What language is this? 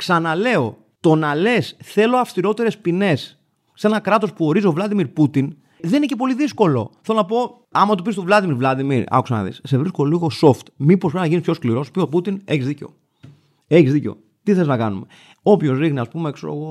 Greek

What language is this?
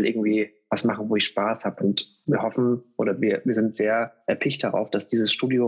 German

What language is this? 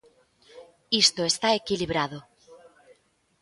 Galician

